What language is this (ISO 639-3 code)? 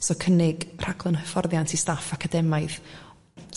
cym